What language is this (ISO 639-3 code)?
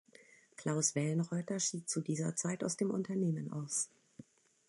deu